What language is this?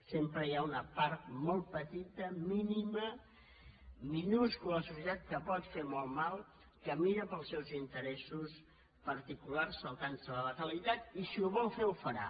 Catalan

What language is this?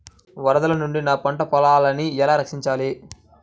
Telugu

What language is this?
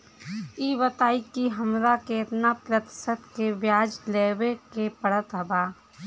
Bhojpuri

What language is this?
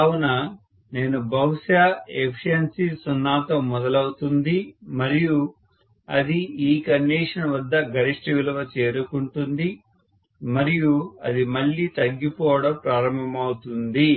Telugu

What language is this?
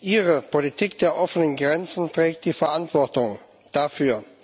German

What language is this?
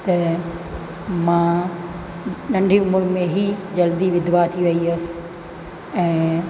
Sindhi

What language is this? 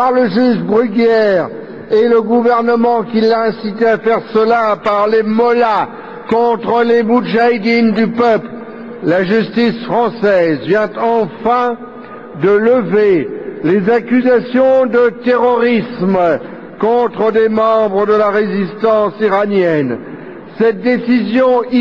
French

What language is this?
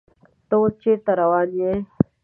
Pashto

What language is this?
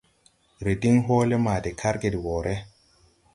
Tupuri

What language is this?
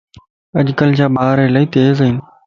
Lasi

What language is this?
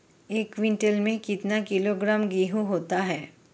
Hindi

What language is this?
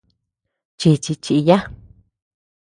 Tepeuxila Cuicatec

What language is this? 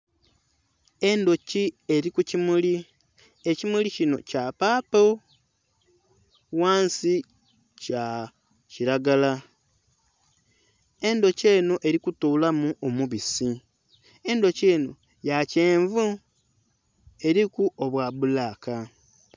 Soga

